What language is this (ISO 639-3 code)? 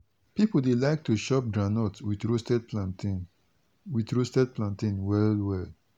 pcm